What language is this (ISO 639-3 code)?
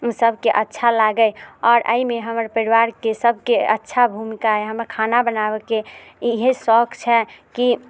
mai